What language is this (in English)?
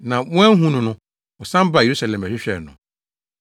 Akan